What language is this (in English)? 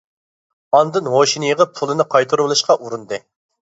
Uyghur